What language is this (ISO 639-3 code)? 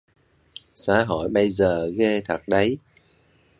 vie